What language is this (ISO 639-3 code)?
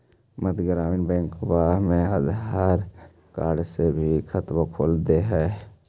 mag